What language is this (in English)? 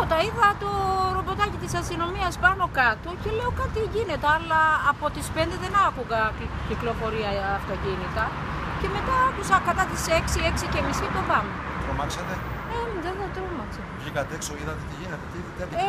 Greek